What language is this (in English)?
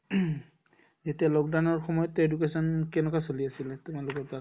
Assamese